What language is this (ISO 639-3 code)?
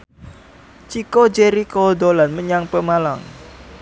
jav